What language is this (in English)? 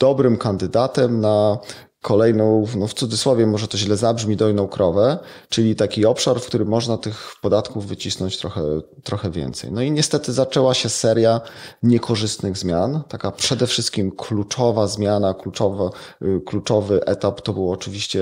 Polish